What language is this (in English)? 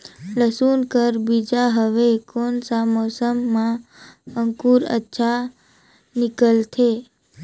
Chhattisgarhi